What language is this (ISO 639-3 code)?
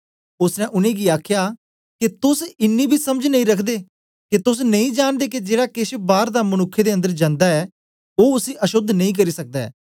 doi